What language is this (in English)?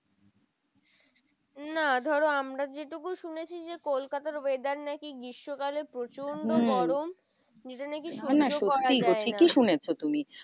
Bangla